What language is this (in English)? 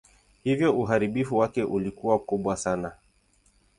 Swahili